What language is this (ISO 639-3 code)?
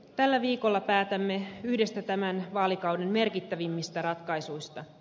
fin